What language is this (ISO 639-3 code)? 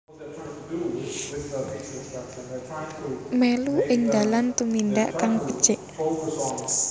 jav